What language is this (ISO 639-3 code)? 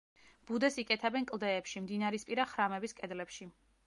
kat